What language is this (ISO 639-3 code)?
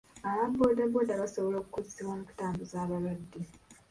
lug